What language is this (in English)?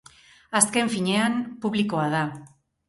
Basque